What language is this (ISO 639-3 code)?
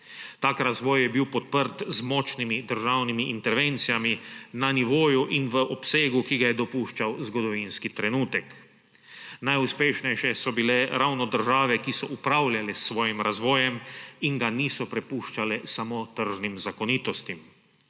slv